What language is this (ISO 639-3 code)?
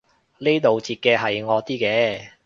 yue